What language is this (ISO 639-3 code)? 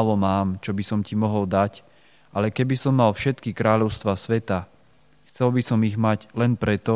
slk